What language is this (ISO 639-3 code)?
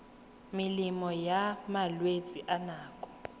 tsn